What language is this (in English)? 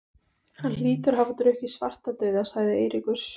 Icelandic